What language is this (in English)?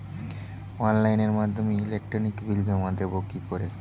Bangla